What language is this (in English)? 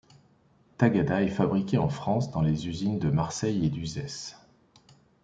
French